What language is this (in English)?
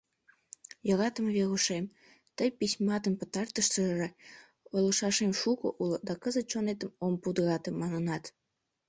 Mari